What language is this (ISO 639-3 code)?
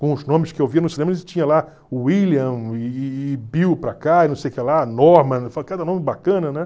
por